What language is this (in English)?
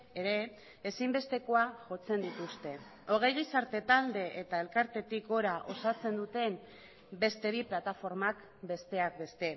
Basque